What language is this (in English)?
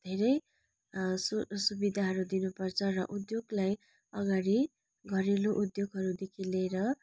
Nepali